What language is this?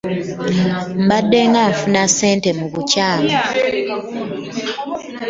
Ganda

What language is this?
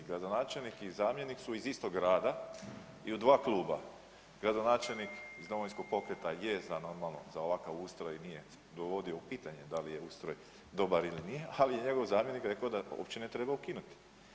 Croatian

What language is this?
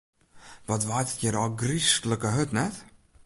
Western Frisian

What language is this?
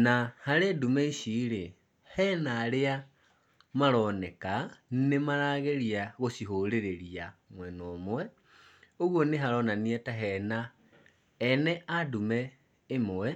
Kikuyu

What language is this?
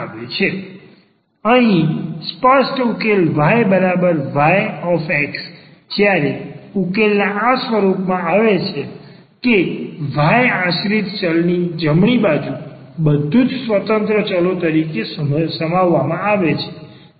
Gujarati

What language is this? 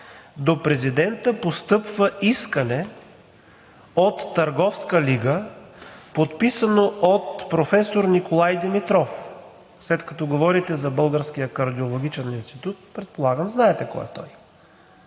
Bulgarian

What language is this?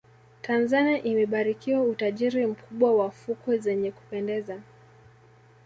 Swahili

